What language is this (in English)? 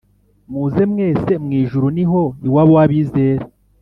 Kinyarwanda